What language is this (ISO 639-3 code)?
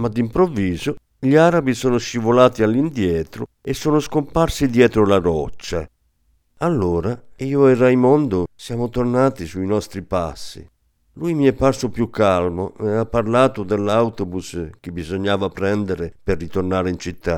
ita